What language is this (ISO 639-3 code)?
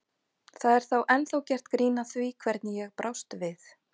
isl